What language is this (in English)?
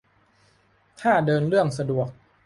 Thai